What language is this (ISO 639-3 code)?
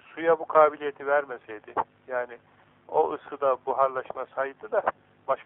tur